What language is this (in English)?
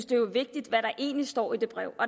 Danish